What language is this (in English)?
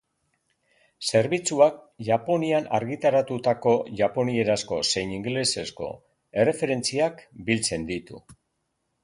Basque